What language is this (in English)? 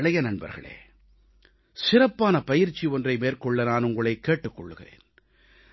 Tamil